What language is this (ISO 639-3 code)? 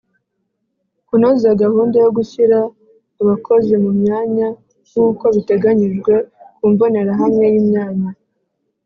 kin